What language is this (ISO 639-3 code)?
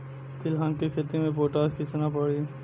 bho